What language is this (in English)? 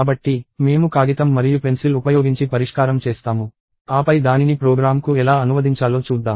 Telugu